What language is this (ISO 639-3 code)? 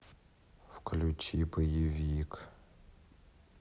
rus